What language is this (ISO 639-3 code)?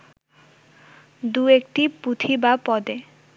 ben